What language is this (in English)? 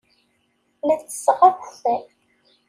Kabyle